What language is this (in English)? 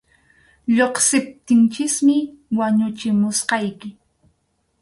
Arequipa-La Unión Quechua